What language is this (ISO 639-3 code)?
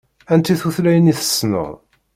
kab